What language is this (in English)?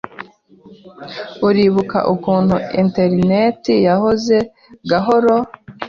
Kinyarwanda